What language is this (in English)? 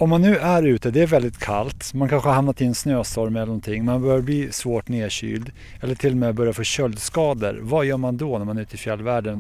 Swedish